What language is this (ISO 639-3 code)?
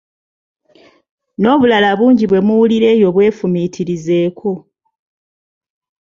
lug